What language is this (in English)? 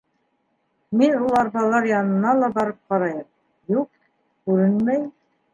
Bashkir